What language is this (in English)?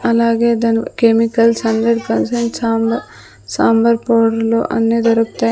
Telugu